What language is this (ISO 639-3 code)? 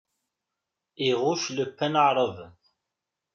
kab